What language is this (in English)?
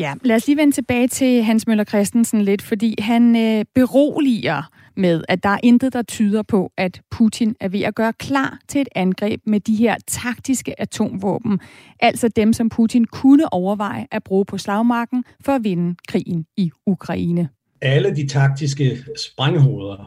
Danish